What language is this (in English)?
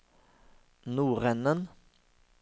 Norwegian